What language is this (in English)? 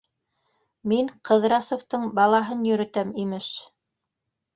Bashkir